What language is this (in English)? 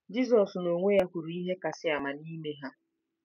Igbo